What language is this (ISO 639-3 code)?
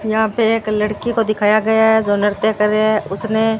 hin